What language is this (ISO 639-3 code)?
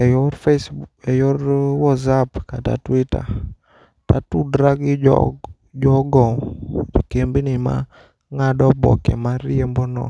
luo